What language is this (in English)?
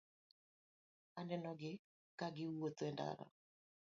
Luo (Kenya and Tanzania)